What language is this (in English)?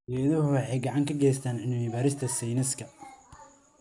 Somali